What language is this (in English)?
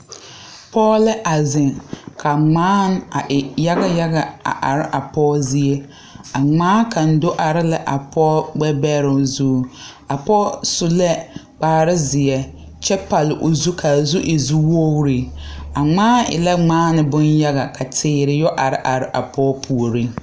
Southern Dagaare